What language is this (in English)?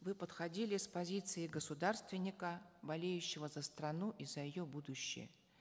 Kazakh